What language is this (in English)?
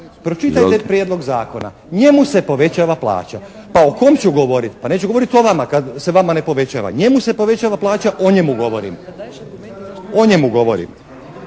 Croatian